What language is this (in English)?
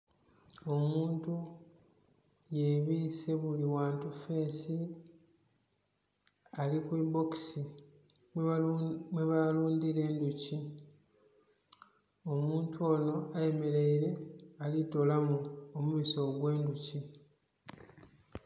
Soga